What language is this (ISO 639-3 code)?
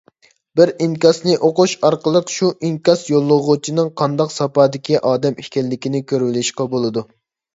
uig